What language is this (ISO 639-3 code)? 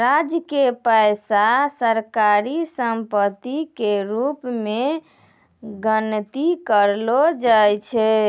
mai